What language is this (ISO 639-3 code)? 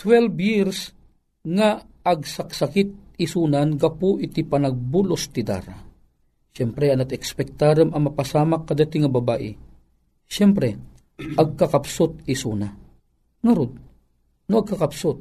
fil